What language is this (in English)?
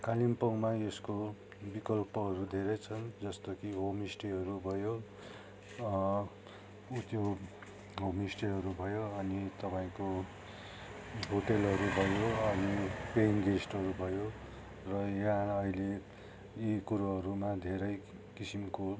Nepali